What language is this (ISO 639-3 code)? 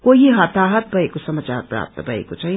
nep